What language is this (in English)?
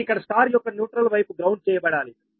Telugu